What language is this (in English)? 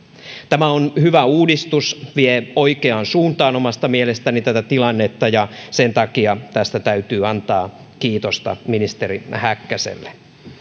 Finnish